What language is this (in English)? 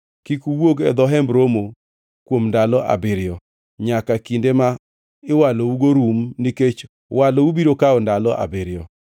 Luo (Kenya and Tanzania)